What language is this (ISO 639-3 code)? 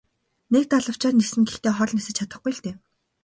mon